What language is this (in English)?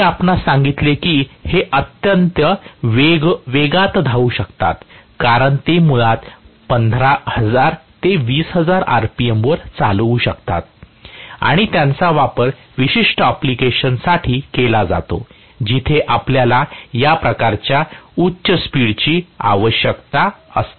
Marathi